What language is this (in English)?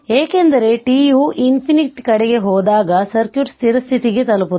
Kannada